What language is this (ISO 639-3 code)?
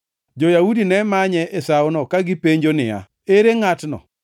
luo